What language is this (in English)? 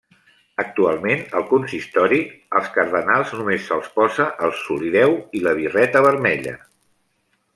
Catalan